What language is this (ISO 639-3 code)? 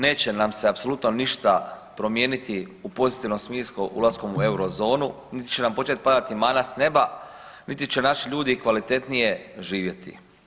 hrv